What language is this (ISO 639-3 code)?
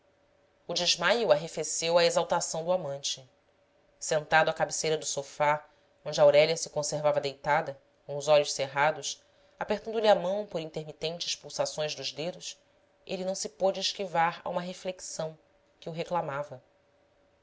por